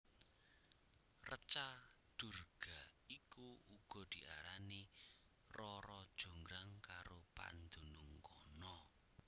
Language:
Javanese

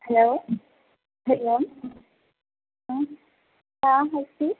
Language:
Sanskrit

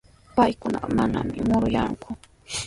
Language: Sihuas Ancash Quechua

